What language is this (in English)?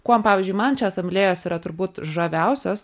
Lithuanian